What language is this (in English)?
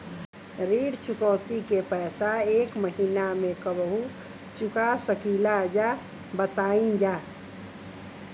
Bhojpuri